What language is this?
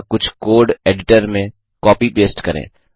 Hindi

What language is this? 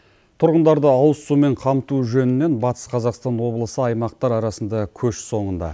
Kazakh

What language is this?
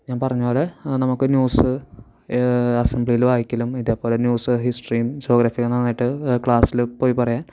Malayalam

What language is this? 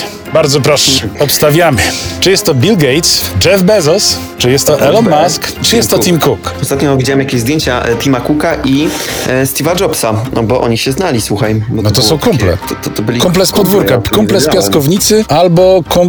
Polish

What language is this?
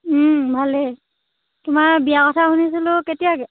Assamese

